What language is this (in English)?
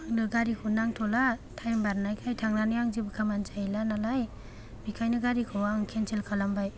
Bodo